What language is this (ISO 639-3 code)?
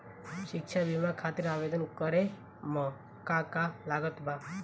bho